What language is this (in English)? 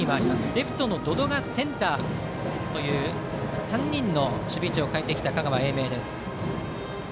Japanese